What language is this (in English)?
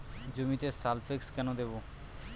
Bangla